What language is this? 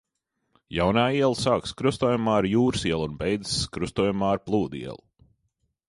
Latvian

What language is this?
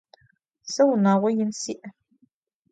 Adyghe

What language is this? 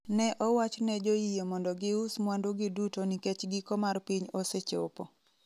Luo (Kenya and Tanzania)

